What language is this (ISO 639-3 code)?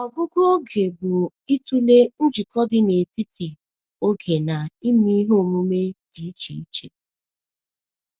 ibo